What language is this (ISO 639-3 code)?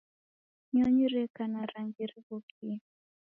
dav